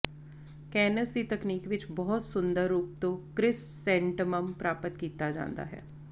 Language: Punjabi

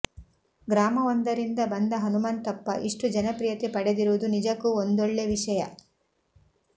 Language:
Kannada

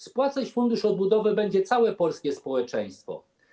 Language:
Polish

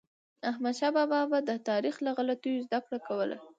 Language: Pashto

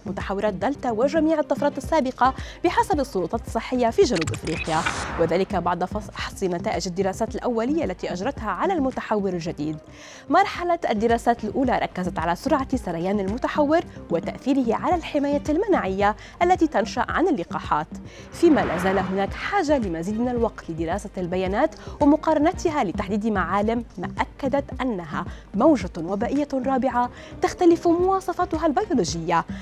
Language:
Arabic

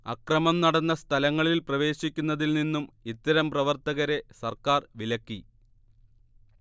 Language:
Malayalam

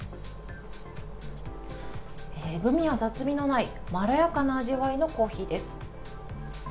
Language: Japanese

